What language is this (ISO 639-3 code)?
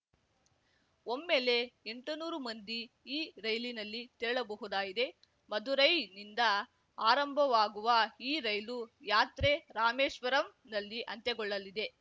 kan